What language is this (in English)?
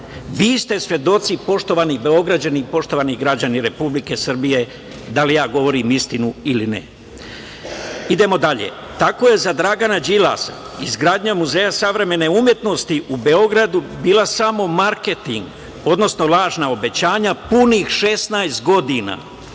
Serbian